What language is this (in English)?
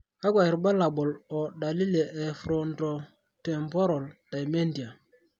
Masai